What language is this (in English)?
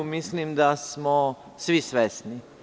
Serbian